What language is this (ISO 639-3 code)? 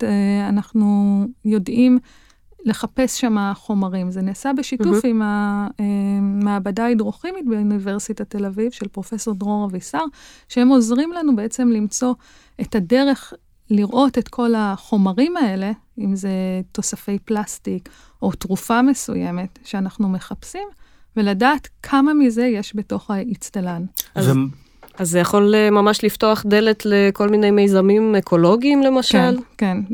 heb